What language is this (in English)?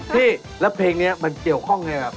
Thai